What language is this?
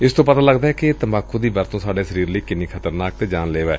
Punjabi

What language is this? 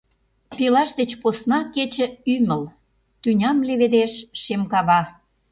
Mari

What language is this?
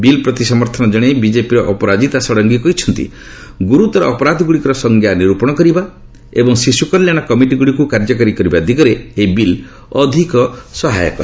Odia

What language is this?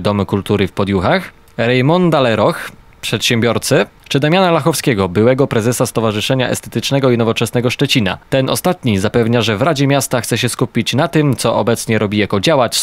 Polish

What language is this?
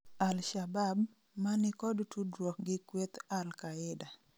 Luo (Kenya and Tanzania)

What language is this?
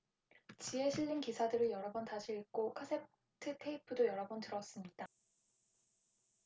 Korean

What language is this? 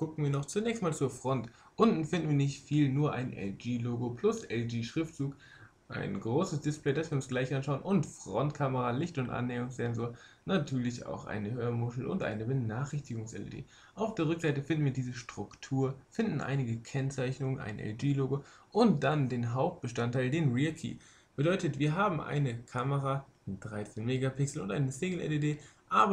German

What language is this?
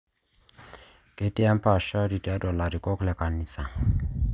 Masai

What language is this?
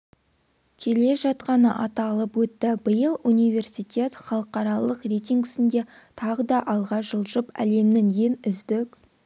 Kazakh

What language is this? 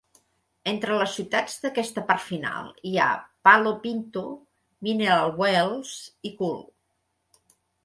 Catalan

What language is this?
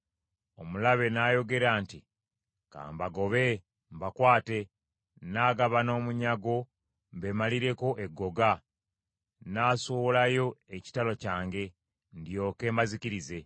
Ganda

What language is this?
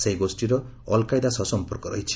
Odia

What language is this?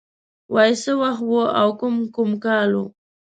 Pashto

